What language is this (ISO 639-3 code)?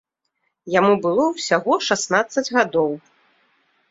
bel